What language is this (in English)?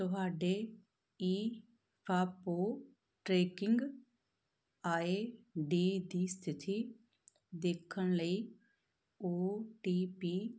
Punjabi